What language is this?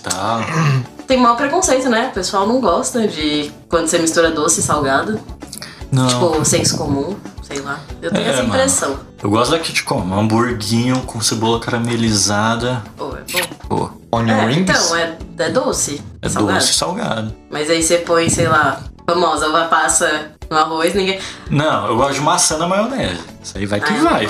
Portuguese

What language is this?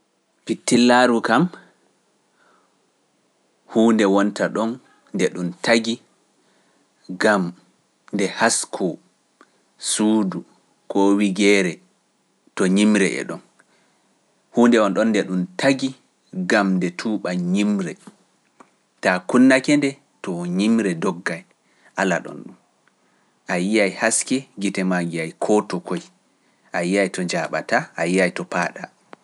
Pular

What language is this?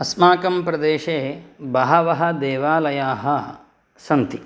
Sanskrit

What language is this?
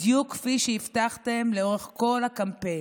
Hebrew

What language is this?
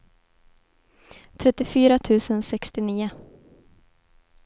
Swedish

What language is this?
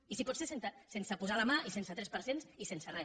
Catalan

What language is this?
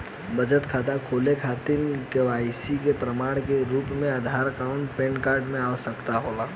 Bhojpuri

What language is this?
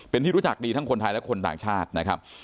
Thai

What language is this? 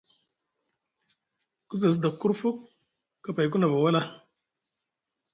Musgu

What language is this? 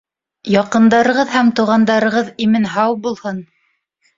Bashkir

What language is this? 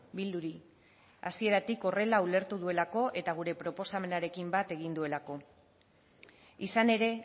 Basque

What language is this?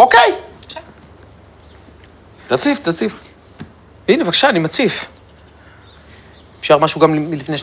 Hebrew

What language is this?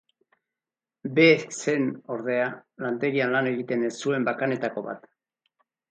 Basque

